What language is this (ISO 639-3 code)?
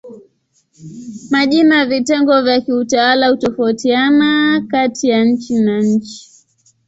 swa